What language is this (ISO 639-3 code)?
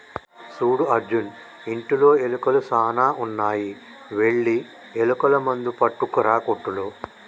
tel